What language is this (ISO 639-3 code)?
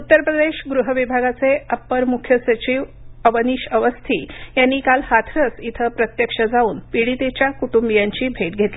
mar